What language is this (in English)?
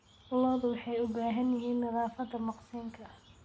Somali